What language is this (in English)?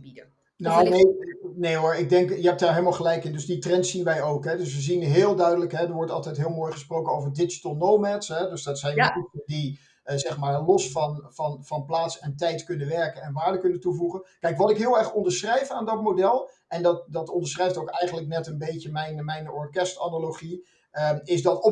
Dutch